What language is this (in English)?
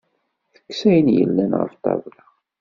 Kabyle